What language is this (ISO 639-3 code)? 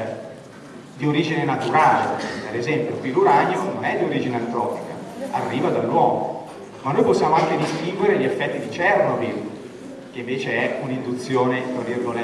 ita